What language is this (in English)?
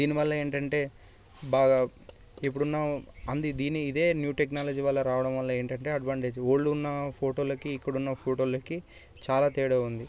Telugu